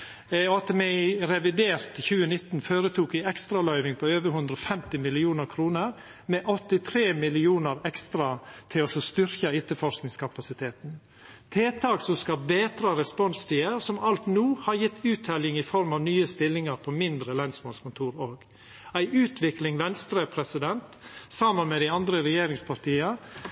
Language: Norwegian Nynorsk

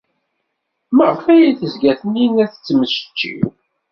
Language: Kabyle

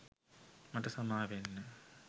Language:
Sinhala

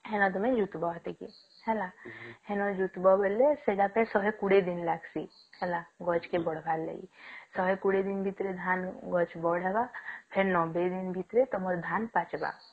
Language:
Odia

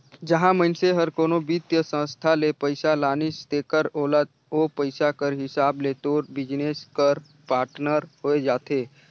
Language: Chhattisgarhi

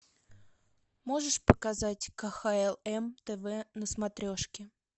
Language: Russian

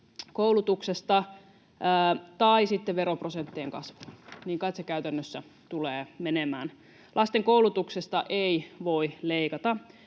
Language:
Finnish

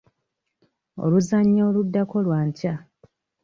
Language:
Ganda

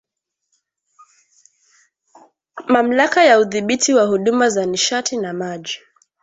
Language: Swahili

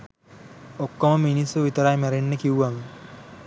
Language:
Sinhala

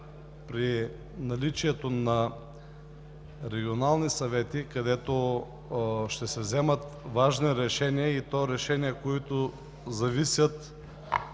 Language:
Bulgarian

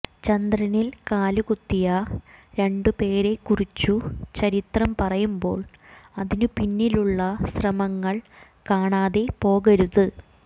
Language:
Malayalam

